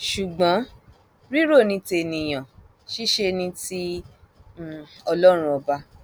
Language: Yoruba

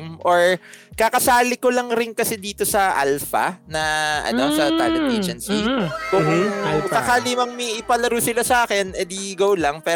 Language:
Filipino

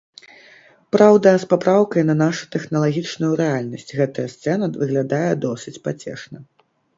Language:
Belarusian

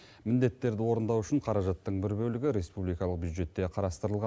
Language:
Kazakh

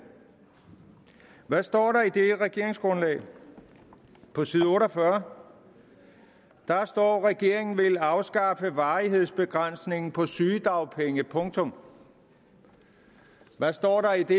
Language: Danish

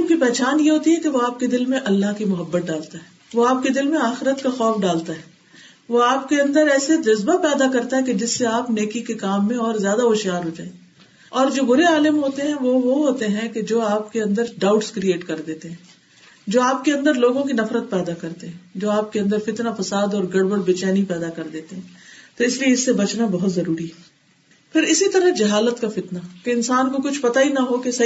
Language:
Urdu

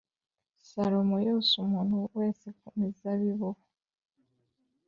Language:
Kinyarwanda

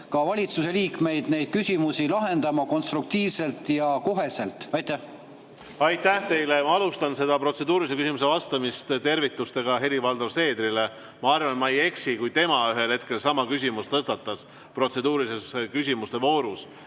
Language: Estonian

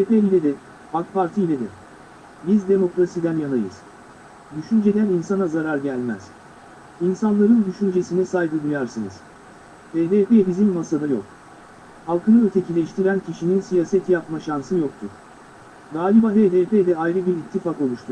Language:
Turkish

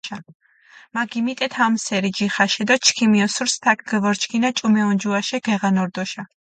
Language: Mingrelian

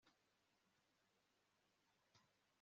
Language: Kinyarwanda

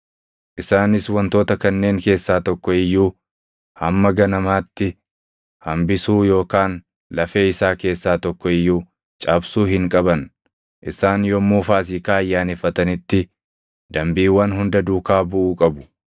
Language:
Oromo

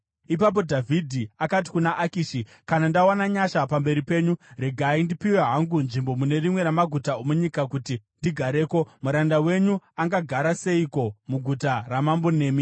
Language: Shona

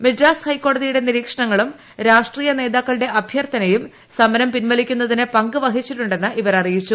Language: Malayalam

